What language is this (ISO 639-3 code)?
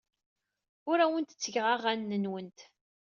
kab